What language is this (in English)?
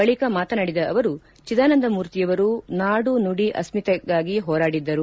Kannada